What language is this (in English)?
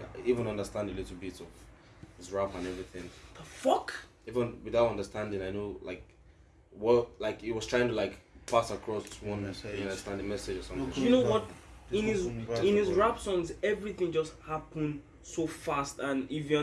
Turkish